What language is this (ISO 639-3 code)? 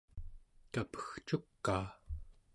esu